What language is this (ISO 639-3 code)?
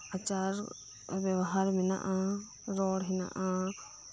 sat